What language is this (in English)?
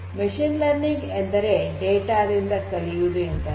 Kannada